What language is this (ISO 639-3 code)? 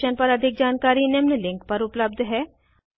hin